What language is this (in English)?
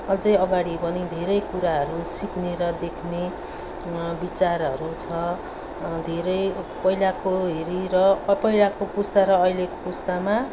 Nepali